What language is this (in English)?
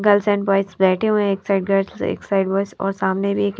Hindi